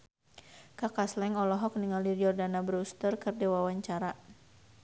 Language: Sundanese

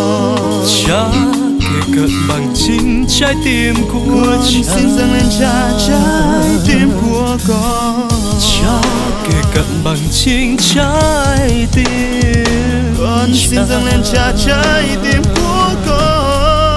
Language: Vietnamese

